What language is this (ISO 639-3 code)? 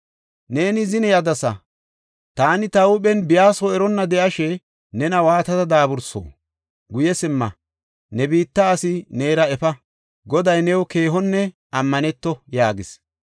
gof